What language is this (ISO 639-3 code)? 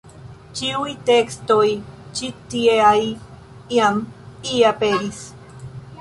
epo